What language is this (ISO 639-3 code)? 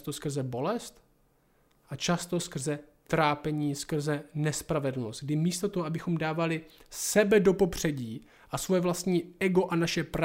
ces